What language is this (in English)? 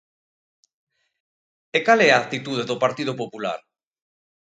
Galician